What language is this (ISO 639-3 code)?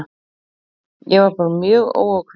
isl